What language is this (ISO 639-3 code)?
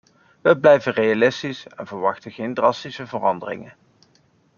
nld